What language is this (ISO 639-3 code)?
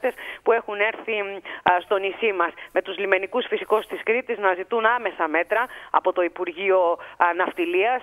ell